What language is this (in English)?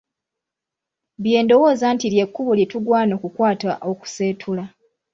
Ganda